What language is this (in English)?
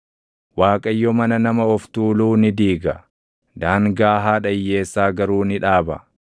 Oromo